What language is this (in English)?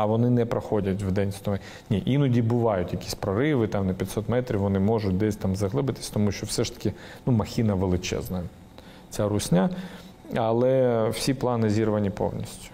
Ukrainian